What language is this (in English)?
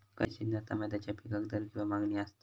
Marathi